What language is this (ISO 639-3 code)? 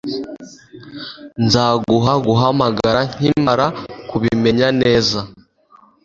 kin